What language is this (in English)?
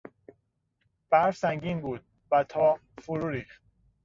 Persian